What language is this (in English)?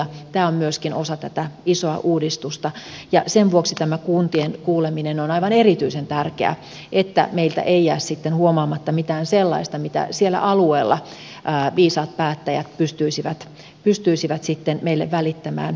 Finnish